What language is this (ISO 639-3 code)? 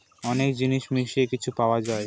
ben